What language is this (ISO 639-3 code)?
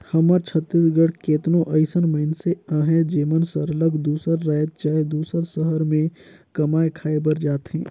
hne